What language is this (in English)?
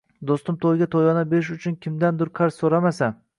Uzbek